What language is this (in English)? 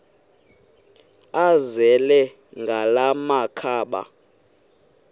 Xhosa